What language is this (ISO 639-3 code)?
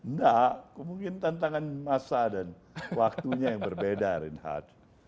ind